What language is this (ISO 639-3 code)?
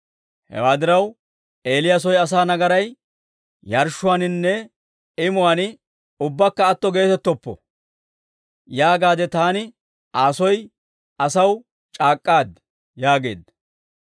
dwr